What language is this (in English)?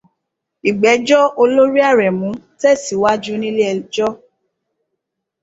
Yoruba